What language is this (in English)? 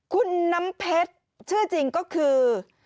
Thai